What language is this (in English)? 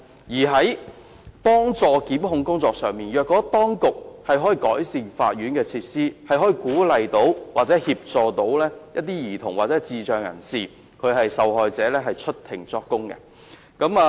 Cantonese